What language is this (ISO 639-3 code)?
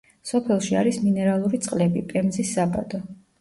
kat